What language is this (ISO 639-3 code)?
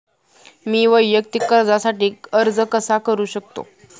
mar